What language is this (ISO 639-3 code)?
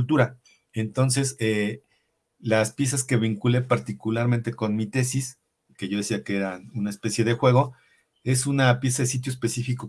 spa